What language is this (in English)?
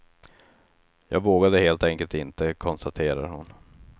Swedish